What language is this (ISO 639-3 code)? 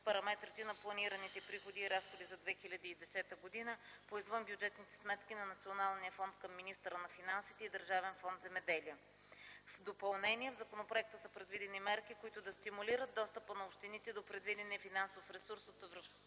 bul